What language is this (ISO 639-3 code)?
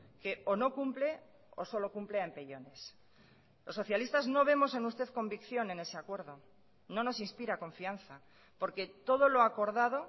spa